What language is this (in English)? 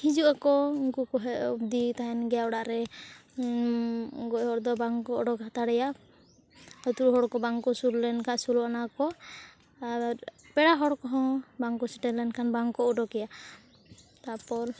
Santali